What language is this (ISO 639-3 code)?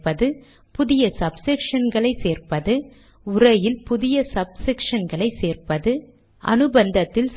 tam